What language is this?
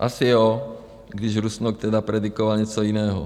Czech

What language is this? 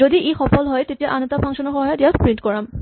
Assamese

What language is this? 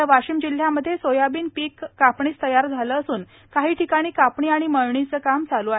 Marathi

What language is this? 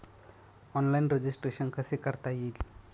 Marathi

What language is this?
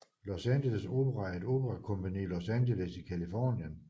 Danish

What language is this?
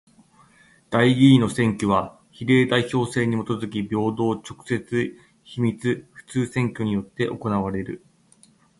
Japanese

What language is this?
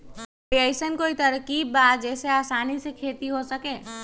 Magahi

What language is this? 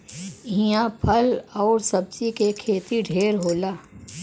Bhojpuri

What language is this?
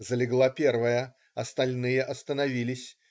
Russian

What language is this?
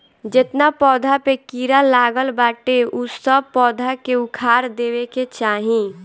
Bhojpuri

